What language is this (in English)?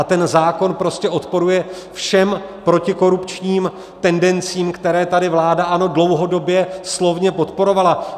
Czech